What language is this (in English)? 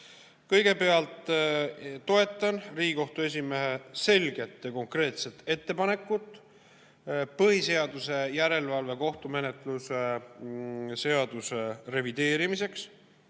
Estonian